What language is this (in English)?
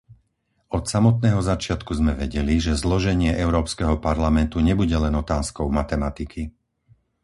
Slovak